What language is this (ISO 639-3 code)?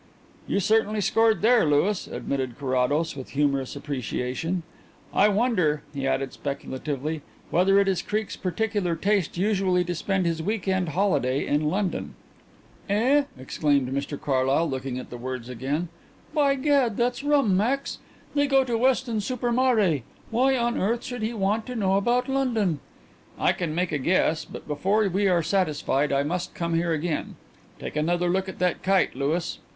eng